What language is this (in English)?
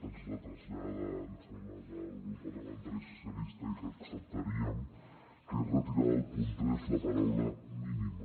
Catalan